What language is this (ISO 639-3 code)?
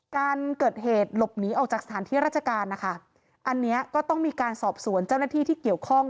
tha